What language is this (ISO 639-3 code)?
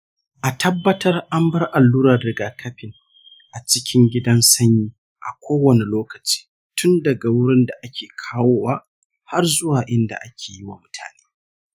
hau